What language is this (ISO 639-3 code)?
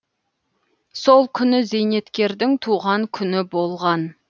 kaz